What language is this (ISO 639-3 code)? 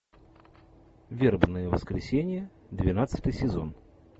rus